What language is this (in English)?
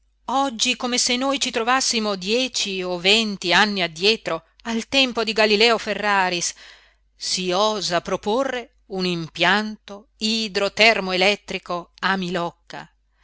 Italian